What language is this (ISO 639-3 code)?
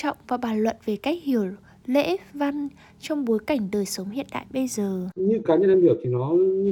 vie